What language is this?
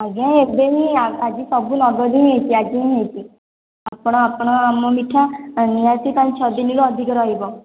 Odia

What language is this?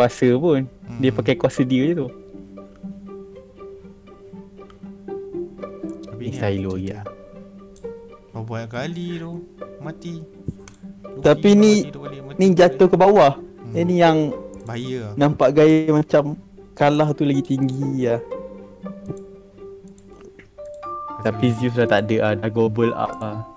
Malay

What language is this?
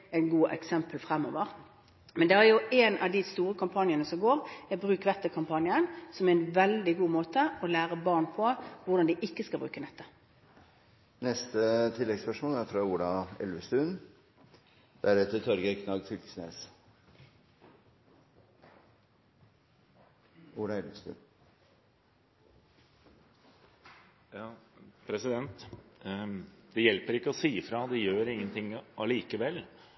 Norwegian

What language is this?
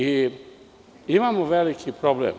Serbian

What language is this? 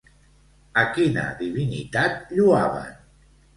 Catalan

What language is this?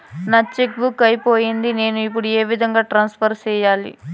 Telugu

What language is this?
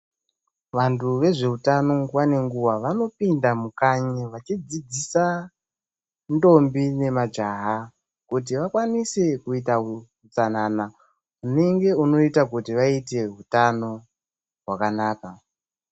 Ndau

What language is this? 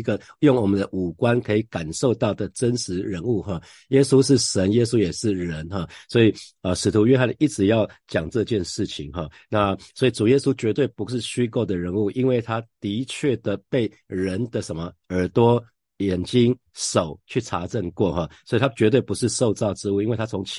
Chinese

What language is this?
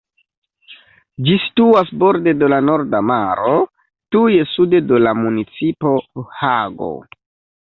Esperanto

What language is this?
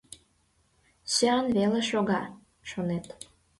Mari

